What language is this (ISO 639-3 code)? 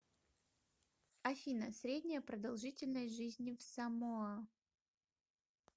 rus